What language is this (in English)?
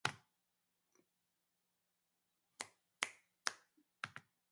Japanese